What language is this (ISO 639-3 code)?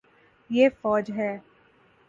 urd